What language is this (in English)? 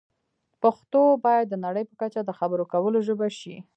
Pashto